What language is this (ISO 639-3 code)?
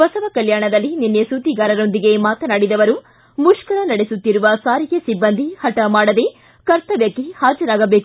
kan